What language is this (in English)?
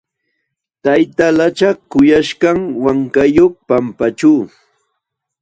Jauja Wanca Quechua